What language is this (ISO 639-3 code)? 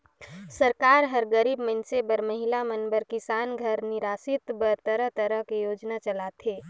hne